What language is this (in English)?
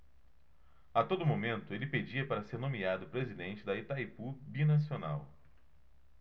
Portuguese